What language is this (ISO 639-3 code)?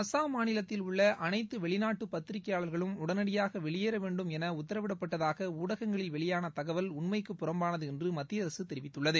tam